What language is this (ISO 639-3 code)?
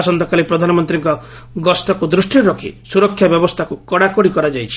ori